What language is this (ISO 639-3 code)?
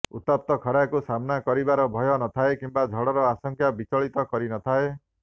ori